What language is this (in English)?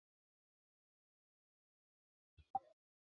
Chinese